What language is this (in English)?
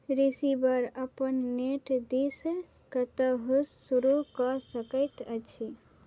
Maithili